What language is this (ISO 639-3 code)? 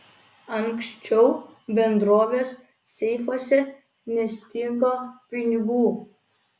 lit